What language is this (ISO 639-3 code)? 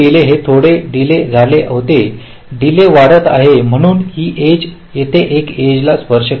mar